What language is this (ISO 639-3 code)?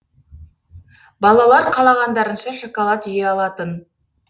kaz